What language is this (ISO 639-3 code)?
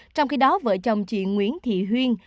vie